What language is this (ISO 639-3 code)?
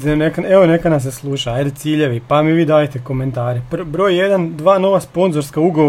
hrv